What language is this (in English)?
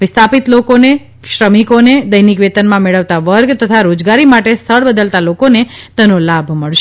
Gujarati